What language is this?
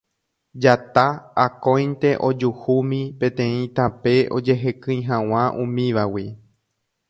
Guarani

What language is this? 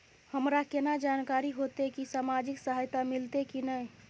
Maithili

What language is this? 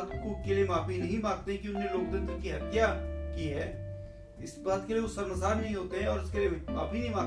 Hindi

